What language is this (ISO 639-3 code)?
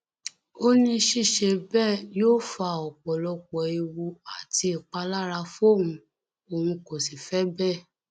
yor